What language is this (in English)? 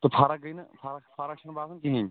Kashmiri